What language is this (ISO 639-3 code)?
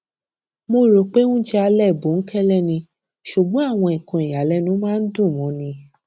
yor